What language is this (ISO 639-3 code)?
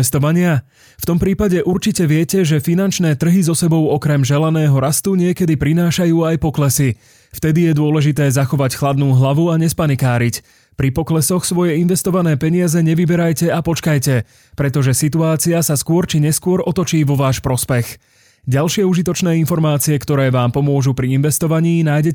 slk